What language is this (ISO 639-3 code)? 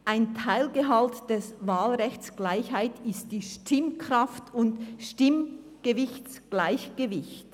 gsw